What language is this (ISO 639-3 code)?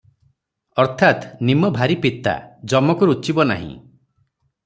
ori